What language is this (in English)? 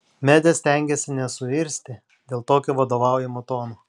Lithuanian